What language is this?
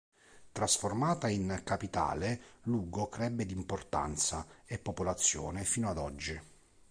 Italian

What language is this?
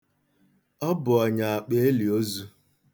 Igbo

